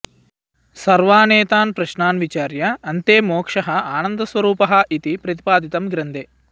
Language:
Sanskrit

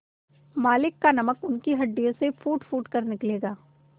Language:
Hindi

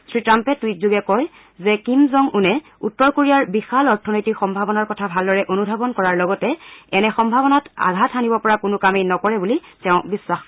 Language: Assamese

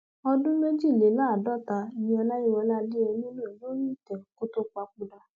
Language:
Yoruba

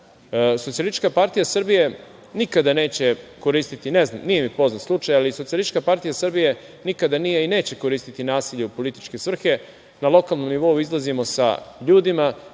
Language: Serbian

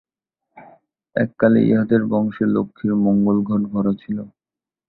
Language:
Bangla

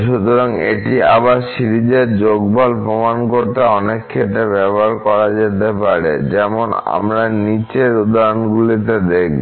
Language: Bangla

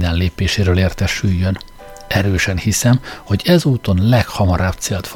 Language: Hungarian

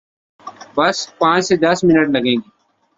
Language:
Urdu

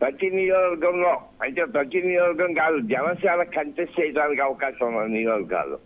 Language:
Telugu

